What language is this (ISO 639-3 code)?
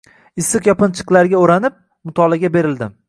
uzb